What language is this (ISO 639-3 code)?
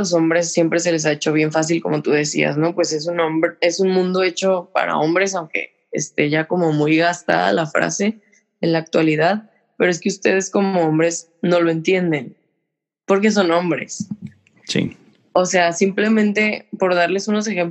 spa